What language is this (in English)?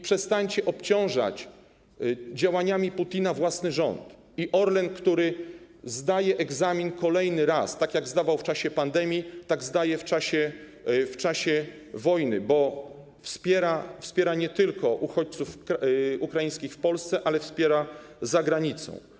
Polish